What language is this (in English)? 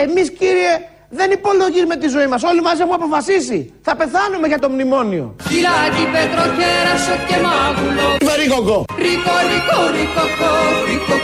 Greek